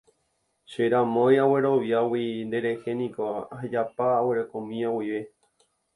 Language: Guarani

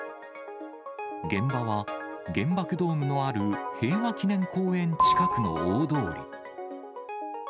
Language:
Japanese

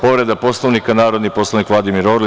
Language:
Serbian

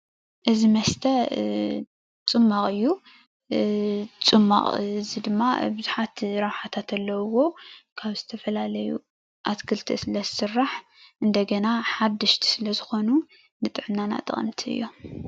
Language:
Tigrinya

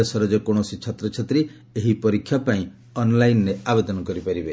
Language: Odia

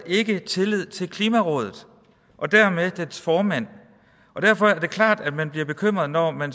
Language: Danish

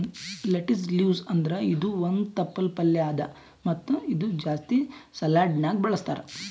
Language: Kannada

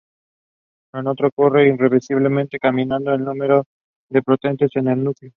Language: Spanish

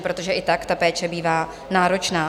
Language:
Czech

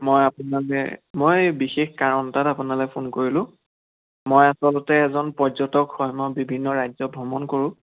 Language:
Assamese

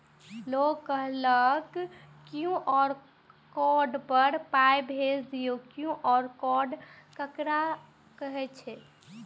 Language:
Maithili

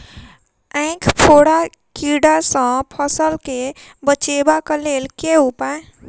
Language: Maithili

